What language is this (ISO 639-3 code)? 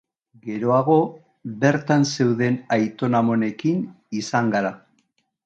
eus